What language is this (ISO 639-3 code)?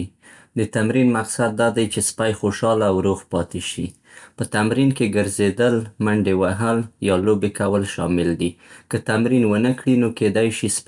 pst